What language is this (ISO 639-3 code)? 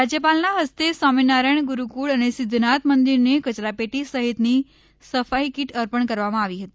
guj